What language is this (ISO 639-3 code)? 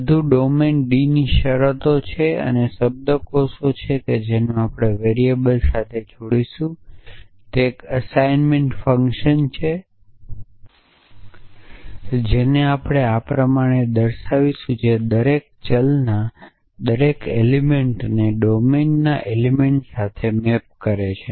guj